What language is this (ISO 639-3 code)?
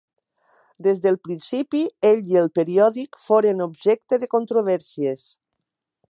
cat